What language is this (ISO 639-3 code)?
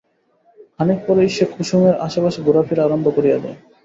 ben